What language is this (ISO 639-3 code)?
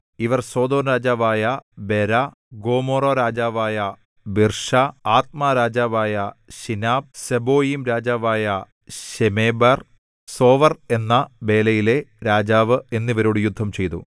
mal